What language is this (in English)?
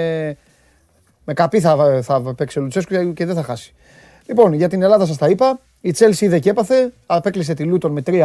Greek